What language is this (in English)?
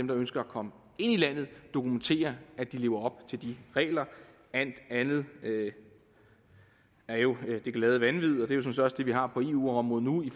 Danish